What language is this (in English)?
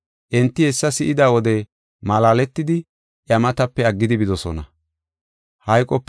Gofa